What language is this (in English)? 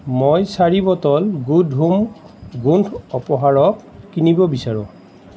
Assamese